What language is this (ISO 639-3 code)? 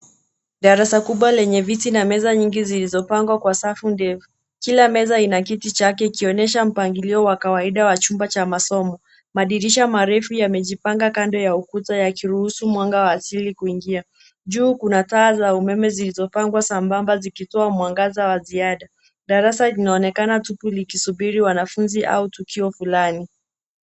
swa